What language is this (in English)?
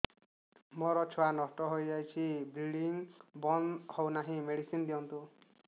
Odia